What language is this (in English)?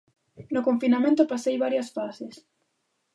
Galician